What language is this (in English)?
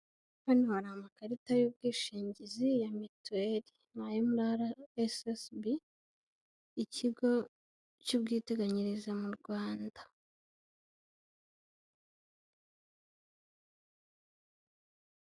Kinyarwanda